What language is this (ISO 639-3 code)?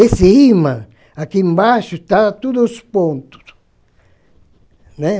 por